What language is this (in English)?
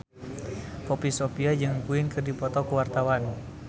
Sundanese